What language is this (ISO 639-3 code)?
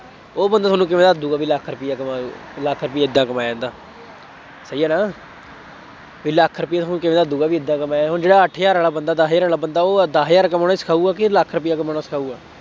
pan